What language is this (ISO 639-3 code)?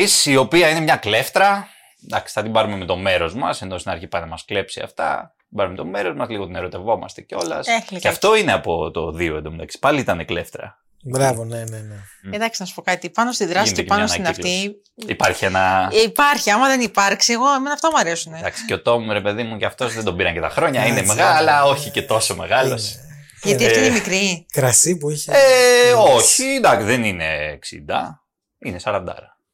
ell